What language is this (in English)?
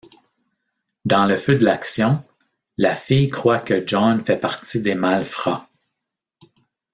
French